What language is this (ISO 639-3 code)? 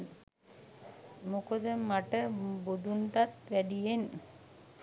sin